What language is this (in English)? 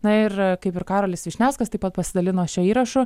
Lithuanian